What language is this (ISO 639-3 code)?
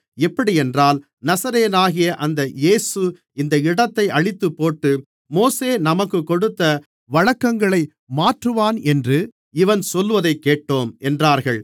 tam